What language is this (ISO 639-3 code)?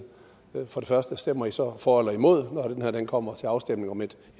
dan